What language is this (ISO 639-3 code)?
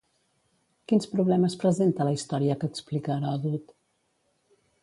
cat